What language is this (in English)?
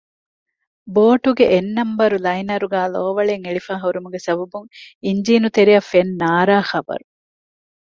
Divehi